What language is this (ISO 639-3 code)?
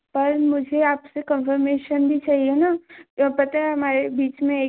hin